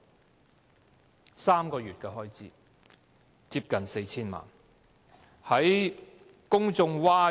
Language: Cantonese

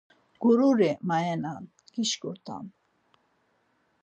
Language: Laz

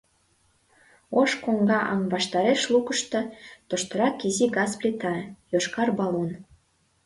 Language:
Mari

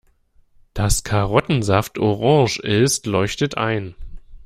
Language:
German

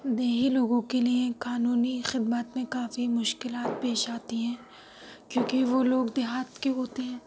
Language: Urdu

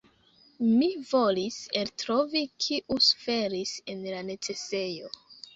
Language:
Esperanto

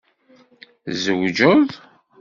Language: Kabyle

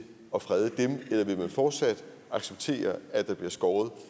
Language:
Danish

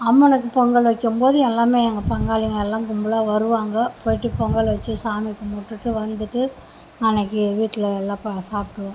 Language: Tamil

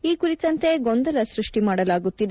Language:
Kannada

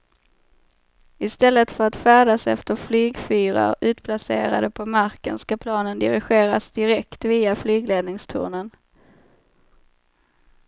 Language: Swedish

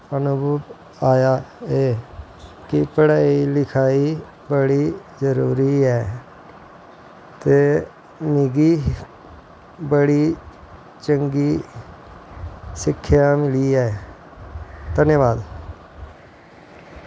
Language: Dogri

